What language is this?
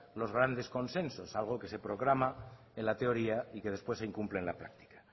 Spanish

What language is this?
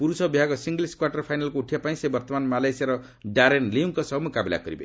Odia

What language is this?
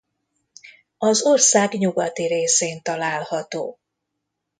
Hungarian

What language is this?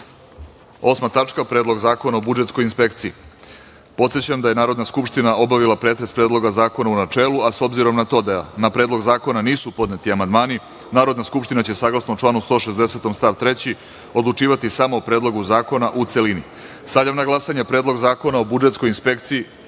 Serbian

